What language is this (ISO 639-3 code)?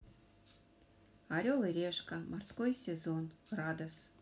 rus